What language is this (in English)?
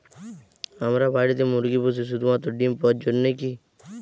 Bangla